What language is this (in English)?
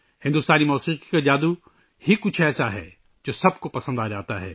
Urdu